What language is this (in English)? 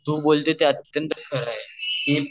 Marathi